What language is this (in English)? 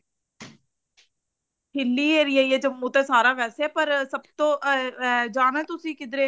Punjabi